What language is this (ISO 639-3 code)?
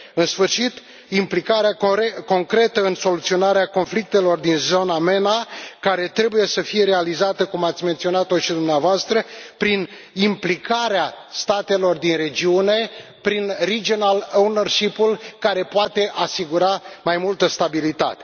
ron